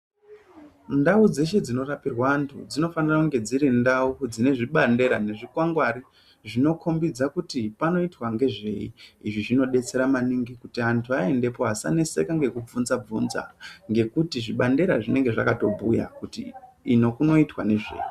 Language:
Ndau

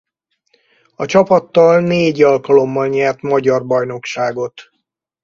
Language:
Hungarian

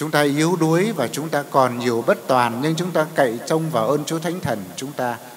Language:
Vietnamese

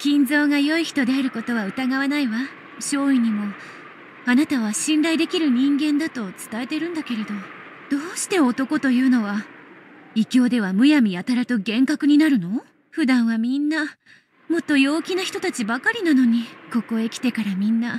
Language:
Japanese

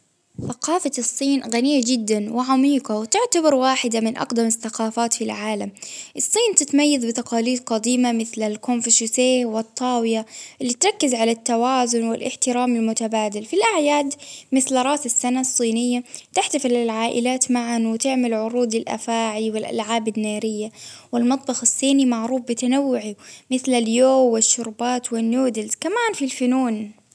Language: Baharna Arabic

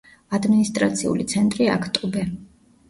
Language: Georgian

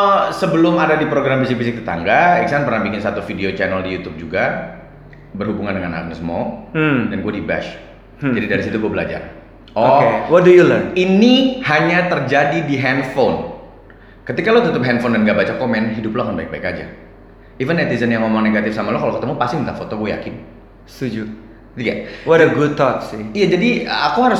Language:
Indonesian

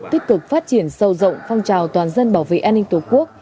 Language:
Vietnamese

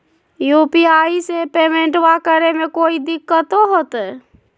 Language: Magahi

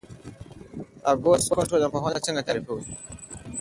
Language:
Pashto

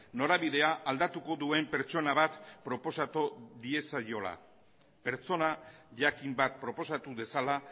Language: Basque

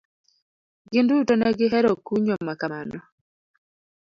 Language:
Luo (Kenya and Tanzania)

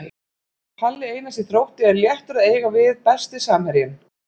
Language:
Icelandic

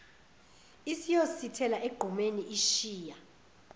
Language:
Zulu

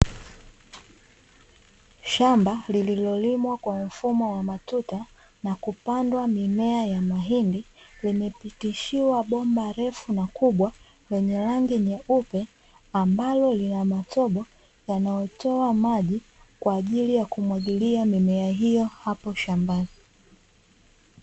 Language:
Swahili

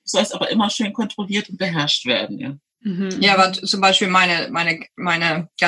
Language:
German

